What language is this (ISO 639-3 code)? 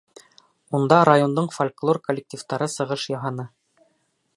bak